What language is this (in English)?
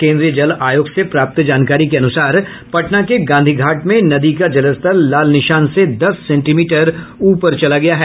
Hindi